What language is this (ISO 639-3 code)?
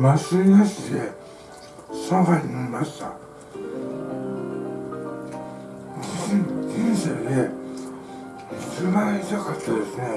jpn